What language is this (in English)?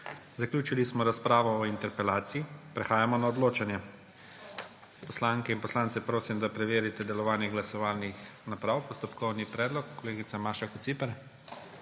Slovenian